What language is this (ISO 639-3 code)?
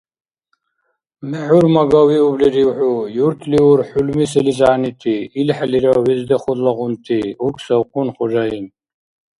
dar